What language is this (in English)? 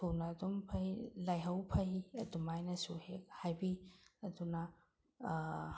Manipuri